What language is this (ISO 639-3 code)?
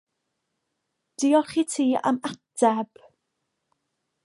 cym